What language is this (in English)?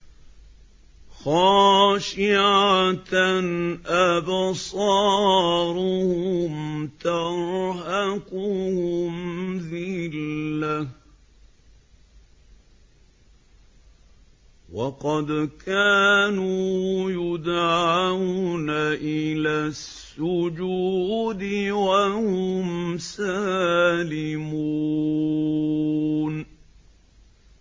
Arabic